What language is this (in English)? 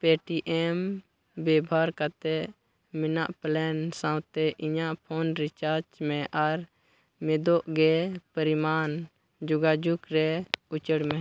Santali